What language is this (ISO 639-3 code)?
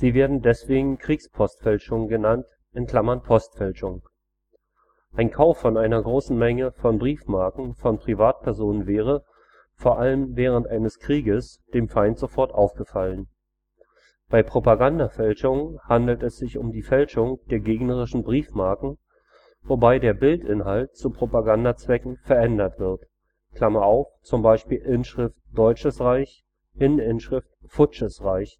deu